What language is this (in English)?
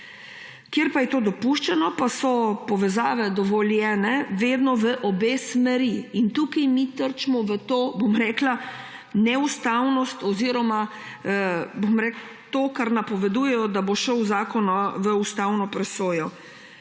Slovenian